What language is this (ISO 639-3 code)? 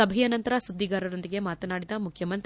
kan